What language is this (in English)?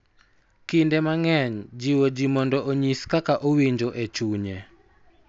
Luo (Kenya and Tanzania)